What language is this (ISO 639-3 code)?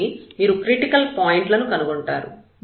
tel